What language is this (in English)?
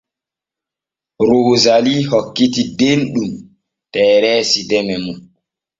Borgu Fulfulde